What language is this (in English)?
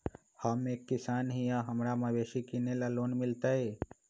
Magahi